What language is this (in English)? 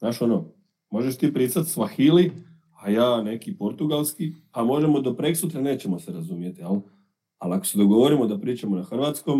Croatian